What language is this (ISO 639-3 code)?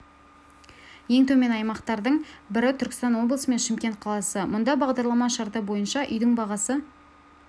kaz